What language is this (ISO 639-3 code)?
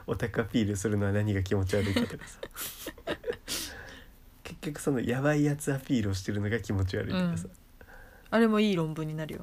jpn